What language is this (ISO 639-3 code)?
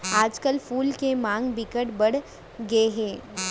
hne